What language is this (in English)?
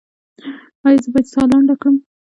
Pashto